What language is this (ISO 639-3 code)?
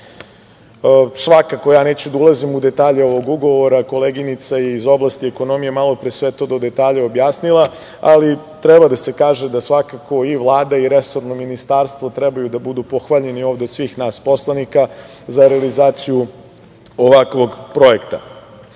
srp